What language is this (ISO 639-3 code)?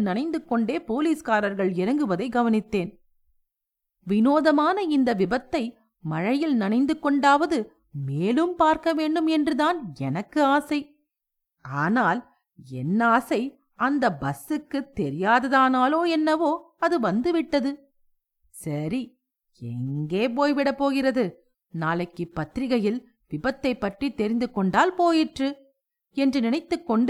tam